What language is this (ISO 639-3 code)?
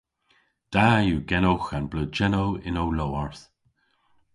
cor